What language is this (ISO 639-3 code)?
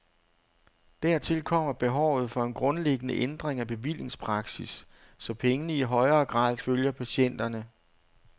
dan